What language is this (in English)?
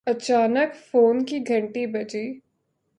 Urdu